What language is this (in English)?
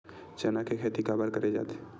Chhattisgarhi